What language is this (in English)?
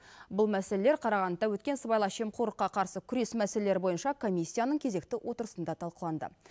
Kazakh